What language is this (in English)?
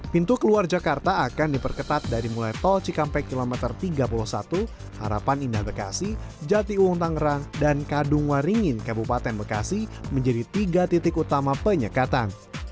Indonesian